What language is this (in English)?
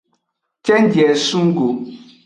Aja (Benin)